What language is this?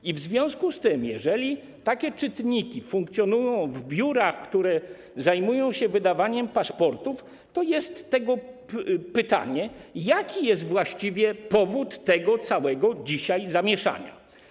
Polish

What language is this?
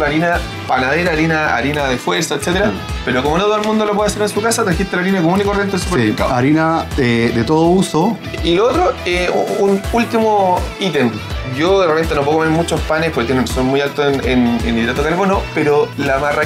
Spanish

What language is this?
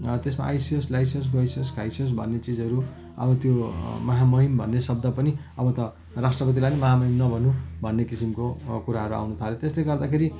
Nepali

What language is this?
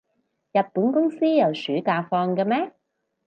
Cantonese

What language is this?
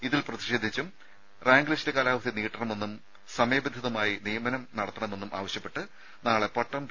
Malayalam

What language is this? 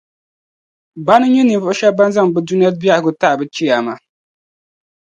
Dagbani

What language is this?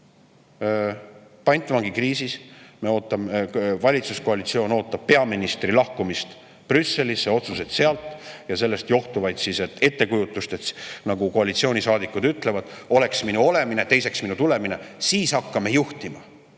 Estonian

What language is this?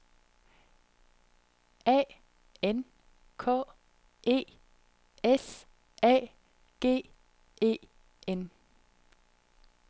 Danish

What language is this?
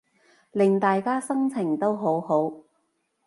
Cantonese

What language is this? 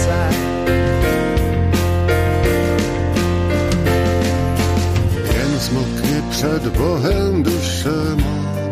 Czech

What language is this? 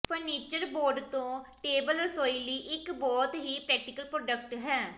Punjabi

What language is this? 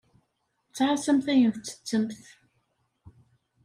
Kabyle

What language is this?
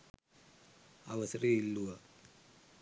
Sinhala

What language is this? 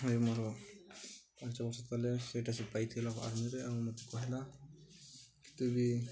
Odia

